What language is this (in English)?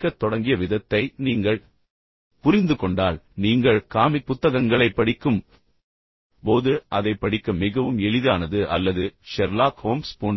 Tamil